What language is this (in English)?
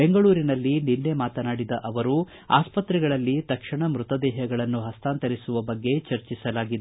Kannada